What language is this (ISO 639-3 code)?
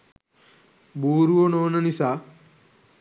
sin